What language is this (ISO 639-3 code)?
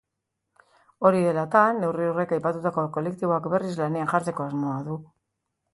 eus